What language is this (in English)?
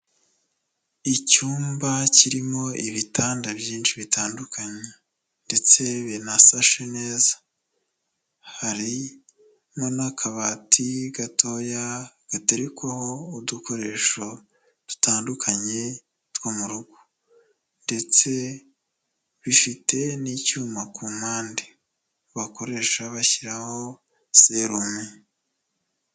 Kinyarwanda